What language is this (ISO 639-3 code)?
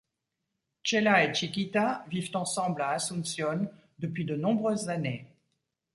fra